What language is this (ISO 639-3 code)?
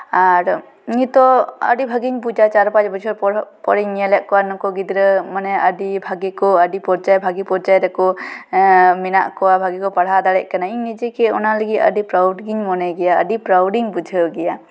sat